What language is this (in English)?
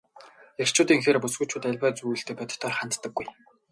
Mongolian